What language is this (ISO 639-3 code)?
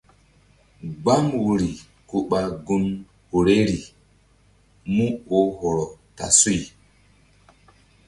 mdd